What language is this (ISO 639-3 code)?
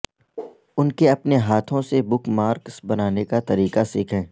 urd